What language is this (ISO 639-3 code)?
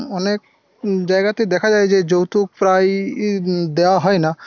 ben